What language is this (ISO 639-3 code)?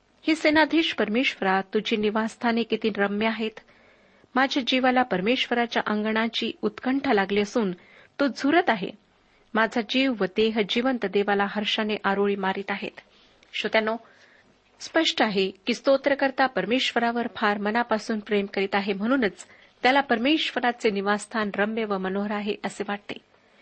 mar